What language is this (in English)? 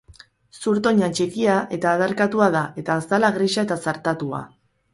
Basque